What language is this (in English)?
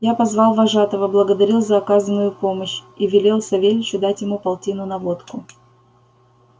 Russian